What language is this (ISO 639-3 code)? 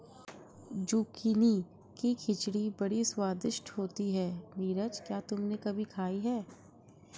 hin